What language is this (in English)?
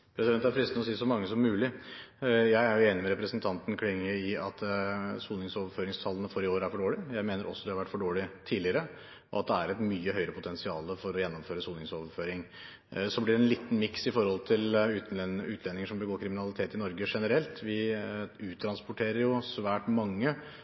Norwegian